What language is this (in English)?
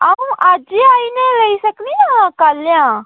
Dogri